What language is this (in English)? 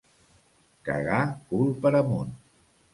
Catalan